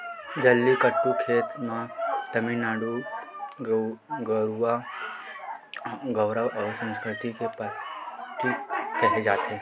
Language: Chhattisgarhi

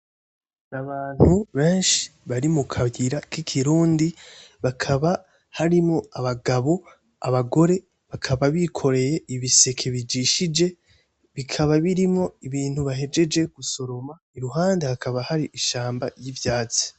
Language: Rundi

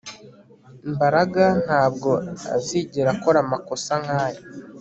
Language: Kinyarwanda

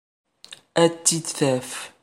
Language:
Kabyle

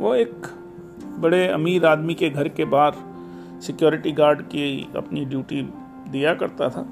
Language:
Hindi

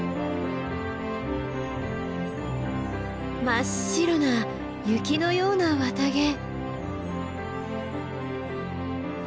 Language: Japanese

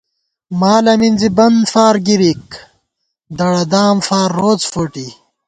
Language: Gawar-Bati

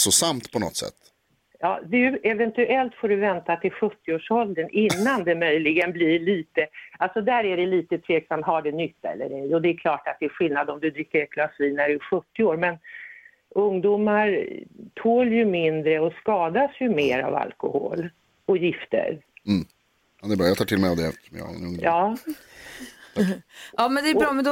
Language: Swedish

